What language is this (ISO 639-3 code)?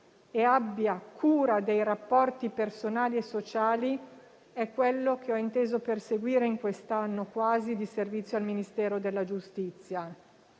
ita